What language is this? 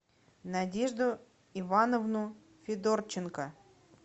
Russian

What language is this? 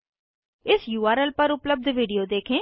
Hindi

